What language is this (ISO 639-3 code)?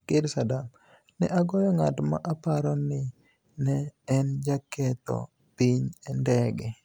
luo